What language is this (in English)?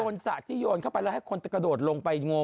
Thai